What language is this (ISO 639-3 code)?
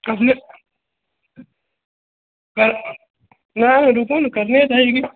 mai